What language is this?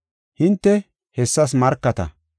Gofa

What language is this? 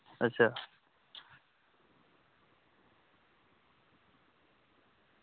Dogri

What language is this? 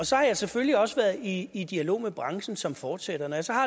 Danish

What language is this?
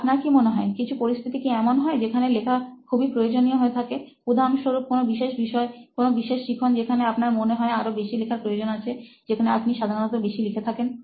Bangla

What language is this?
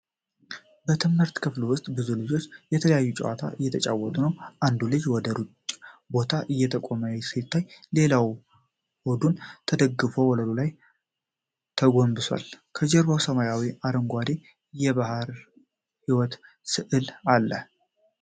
Amharic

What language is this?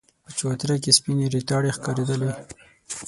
Pashto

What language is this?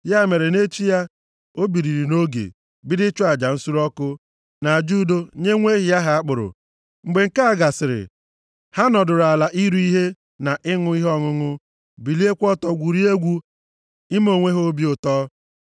Igbo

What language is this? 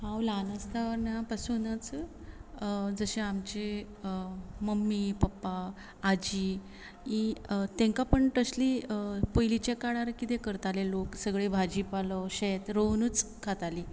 Konkani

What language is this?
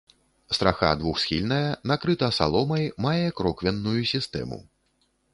Belarusian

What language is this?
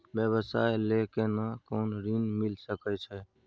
Maithili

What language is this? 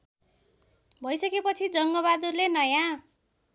Nepali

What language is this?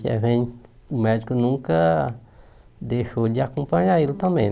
Portuguese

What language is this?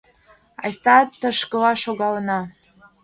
Mari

